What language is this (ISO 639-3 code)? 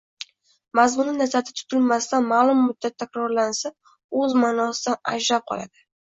uzb